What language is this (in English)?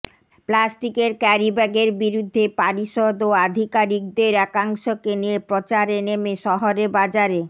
Bangla